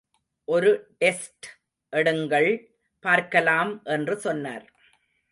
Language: Tamil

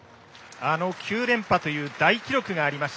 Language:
Japanese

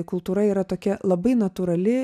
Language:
Lithuanian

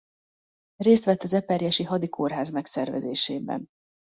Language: Hungarian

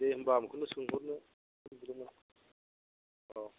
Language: Bodo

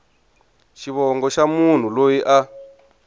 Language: Tsonga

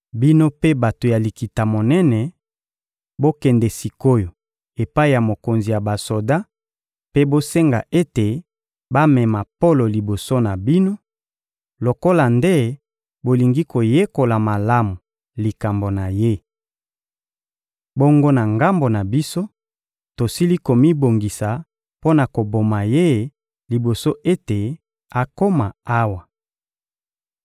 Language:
Lingala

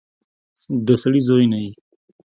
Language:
Pashto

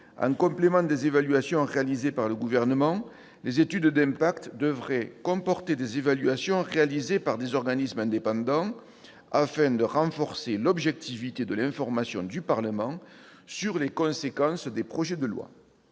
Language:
French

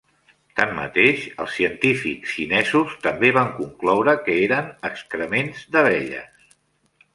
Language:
Catalan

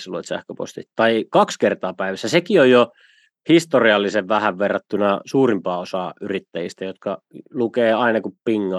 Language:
Finnish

